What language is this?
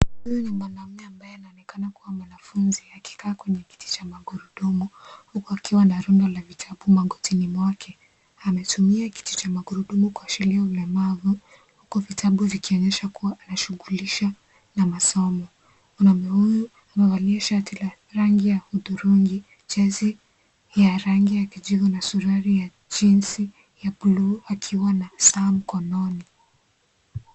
Swahili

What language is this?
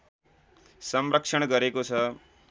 Nepali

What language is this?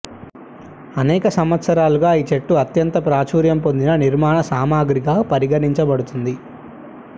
Telugu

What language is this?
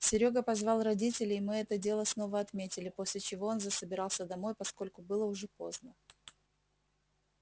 Russian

